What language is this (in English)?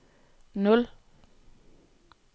Danish